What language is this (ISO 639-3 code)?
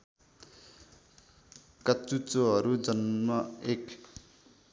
nep